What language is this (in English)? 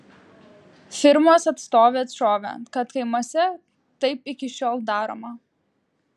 Lithuanian